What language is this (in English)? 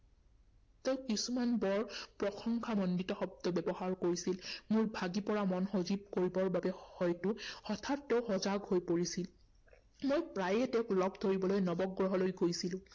Assamese